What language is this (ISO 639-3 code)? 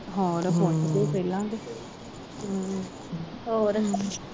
pan